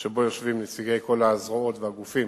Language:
Hebrew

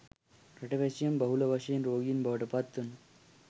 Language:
Sinhala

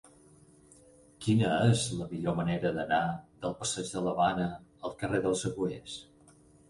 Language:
Catalan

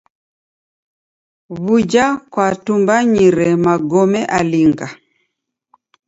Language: Taita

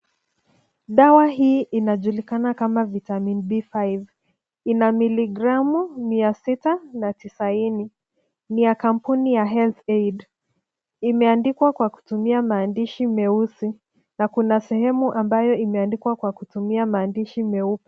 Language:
Swahili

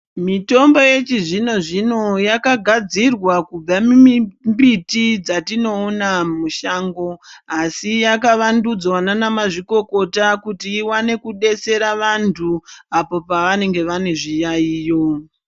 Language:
Ndau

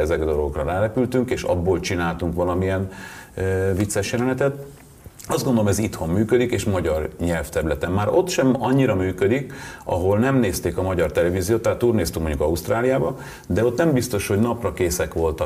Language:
Hungarian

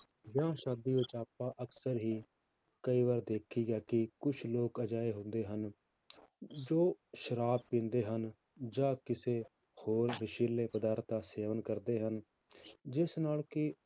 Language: Punjabi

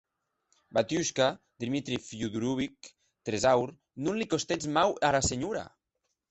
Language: Occitan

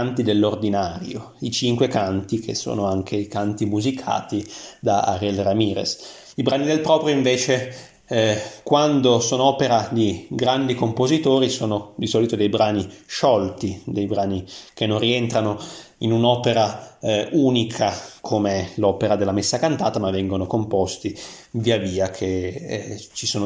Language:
Italian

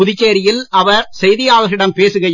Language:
Tamil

